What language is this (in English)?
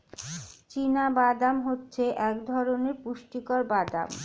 Bangla